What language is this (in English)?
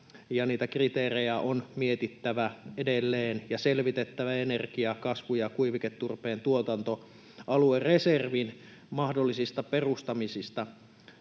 Finnish